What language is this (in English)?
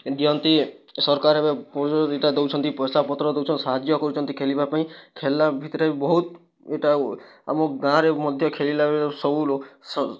Odia